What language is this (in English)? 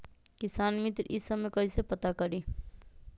Magahi